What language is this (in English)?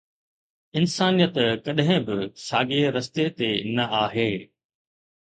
Sindhi